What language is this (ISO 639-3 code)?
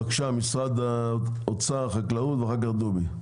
heb